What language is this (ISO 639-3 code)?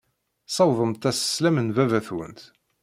kab